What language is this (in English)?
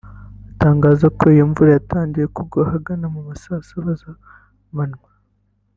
Kinyarwanda